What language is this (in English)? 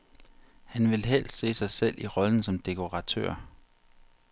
Danish